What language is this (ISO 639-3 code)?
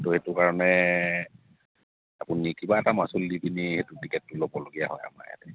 asm